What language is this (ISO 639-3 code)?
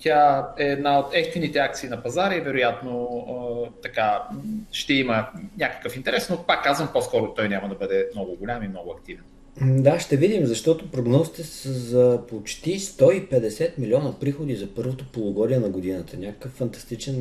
bul